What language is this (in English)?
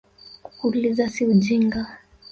Swahili